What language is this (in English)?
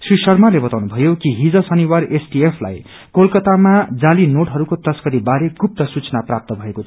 Nepali